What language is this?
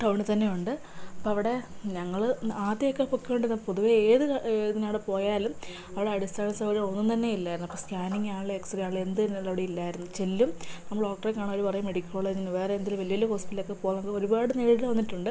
Malayalam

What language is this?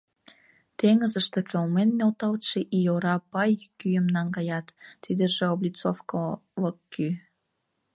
Mari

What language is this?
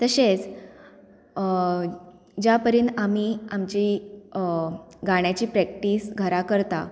Konkani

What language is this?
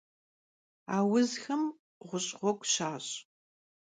Kabardian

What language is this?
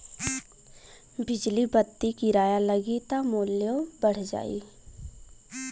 Bhojpuri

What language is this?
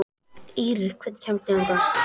Icelandic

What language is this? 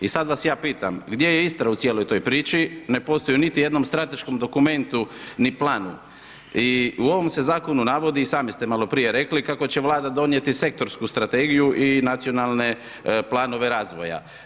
Croatian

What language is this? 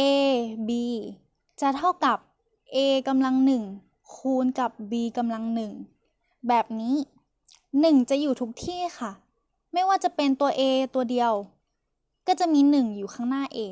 Thai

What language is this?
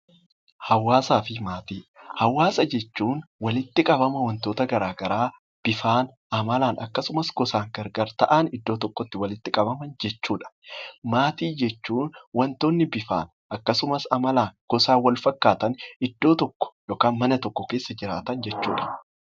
Oromo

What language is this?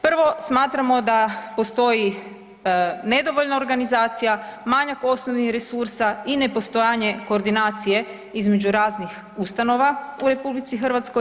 Croatian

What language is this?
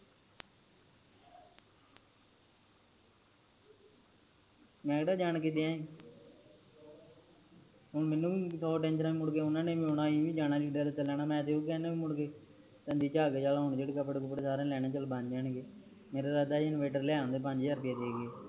Punjabi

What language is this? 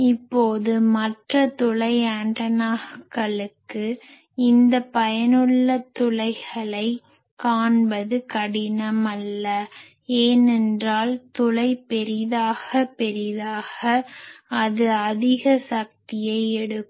Tamil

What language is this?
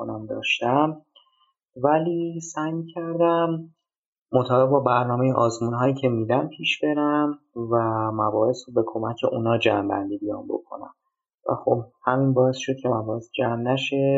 Persian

